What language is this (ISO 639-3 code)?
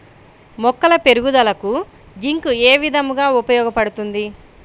tel